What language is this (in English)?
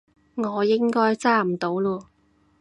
Cantonese